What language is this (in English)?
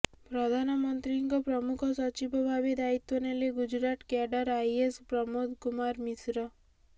Odia